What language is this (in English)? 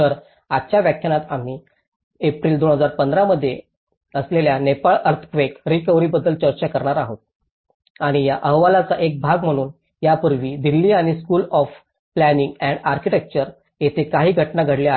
Marathi